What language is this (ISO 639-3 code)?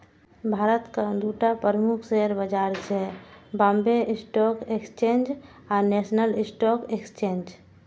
mai